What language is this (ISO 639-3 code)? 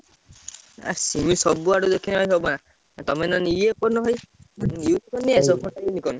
ori